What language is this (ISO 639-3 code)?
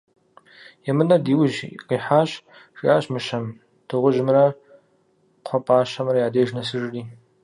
kbd